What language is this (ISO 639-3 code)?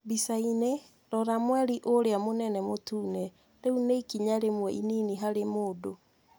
kik